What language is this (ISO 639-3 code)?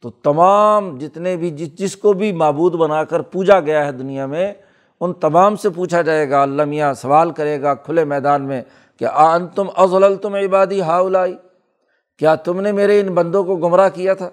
urd